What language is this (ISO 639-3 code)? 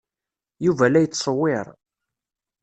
kab